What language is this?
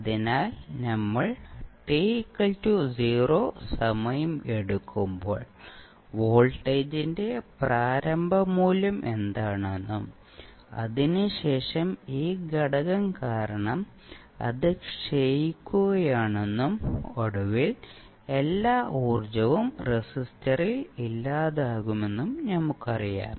Malayalam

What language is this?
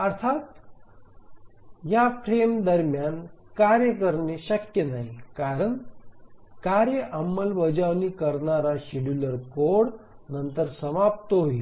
Marathi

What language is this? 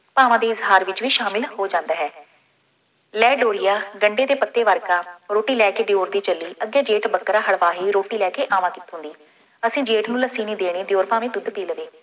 Punjabi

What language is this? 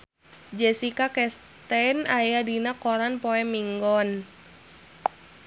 Sundanese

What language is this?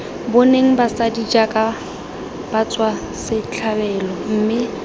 Tswana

